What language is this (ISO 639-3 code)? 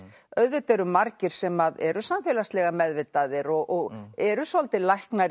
isl